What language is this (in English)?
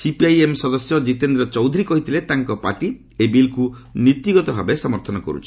Odia